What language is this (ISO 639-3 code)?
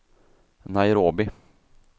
swe